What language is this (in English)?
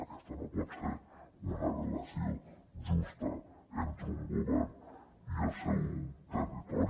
Catalan